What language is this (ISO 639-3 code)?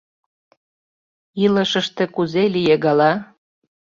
chm